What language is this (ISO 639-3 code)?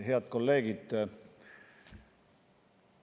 est